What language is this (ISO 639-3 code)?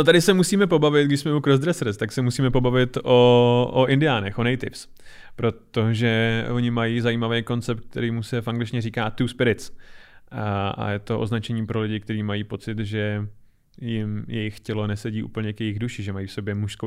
ces